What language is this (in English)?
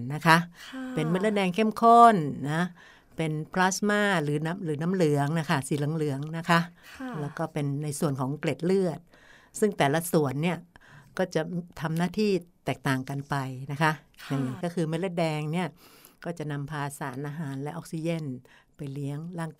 Thai